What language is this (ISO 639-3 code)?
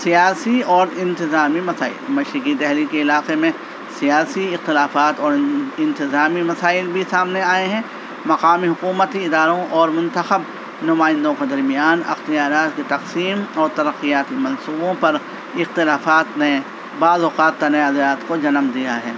urd